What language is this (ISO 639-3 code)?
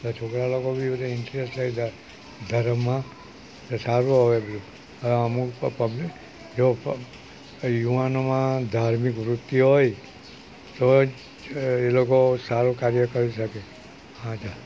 guj